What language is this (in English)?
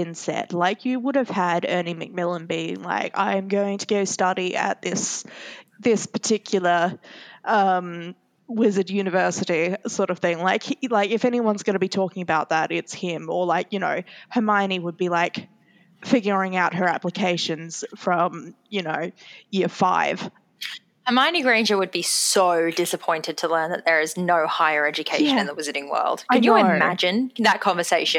English